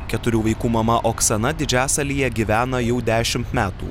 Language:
Lithuanian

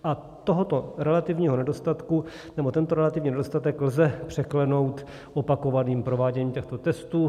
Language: Czech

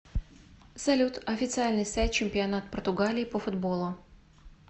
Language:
Russian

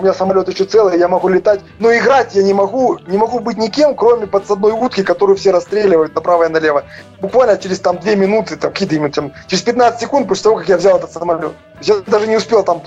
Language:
Russian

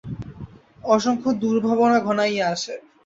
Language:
Bangla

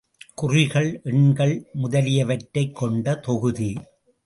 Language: Tamil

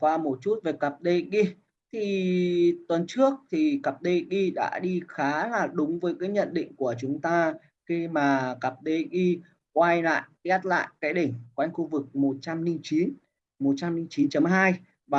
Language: Vietnamese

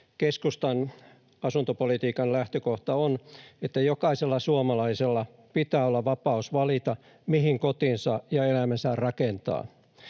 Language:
Finnish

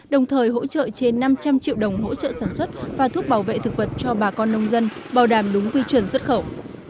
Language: Vietnamese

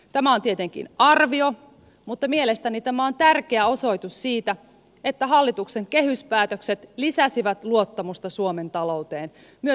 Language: Finnish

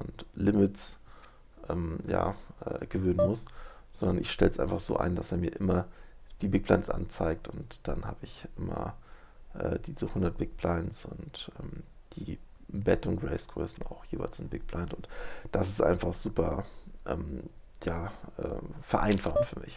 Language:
German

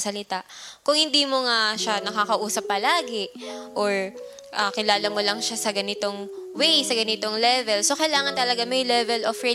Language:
Filipino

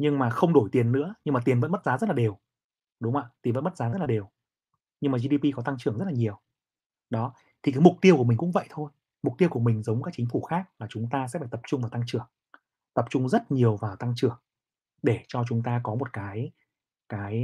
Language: Vietnamese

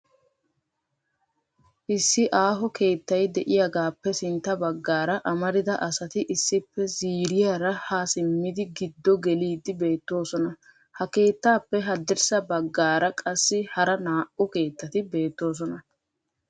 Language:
Wolaytta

